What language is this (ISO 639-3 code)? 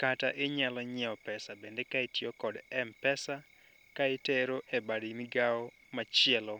luo